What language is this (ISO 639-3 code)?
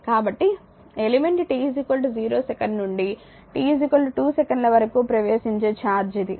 tel